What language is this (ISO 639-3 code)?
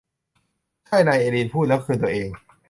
tha